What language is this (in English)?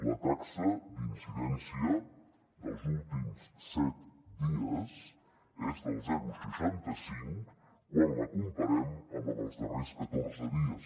Catalan